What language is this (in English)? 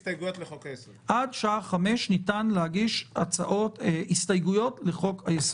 Hebrew